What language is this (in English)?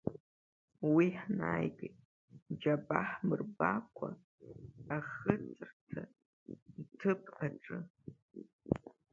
Abkhazian